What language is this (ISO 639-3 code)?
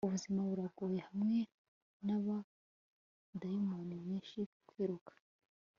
kin